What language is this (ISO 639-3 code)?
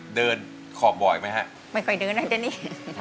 tha